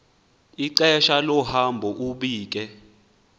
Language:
Xhosa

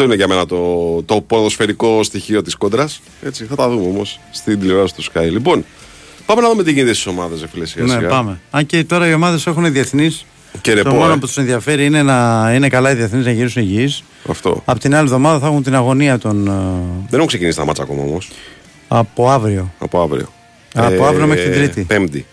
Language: Greek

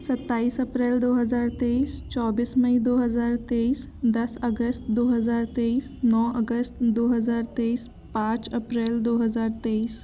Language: Hindi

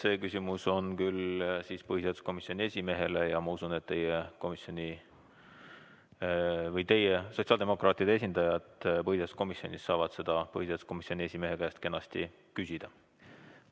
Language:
Estonian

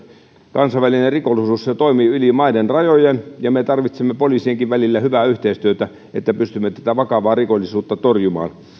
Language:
Finnish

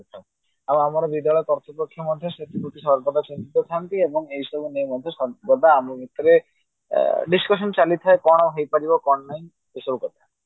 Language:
Odia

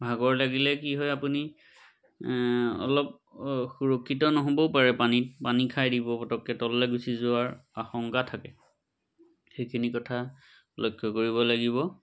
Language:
Assamese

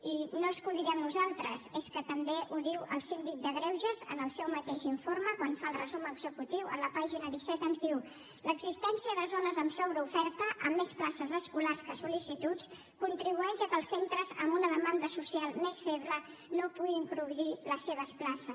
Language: Catalan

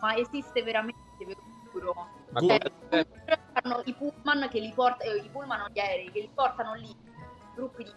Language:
Italian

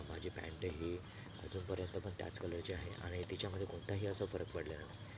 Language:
Marathi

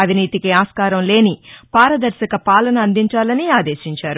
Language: Telugu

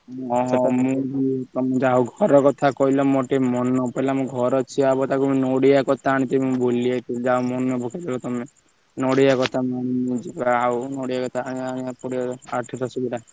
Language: Odia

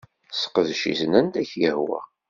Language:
Kabyle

